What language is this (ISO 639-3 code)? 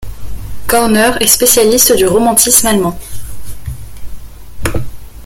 fra